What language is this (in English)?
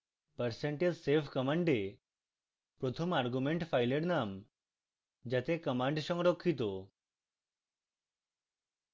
Bangla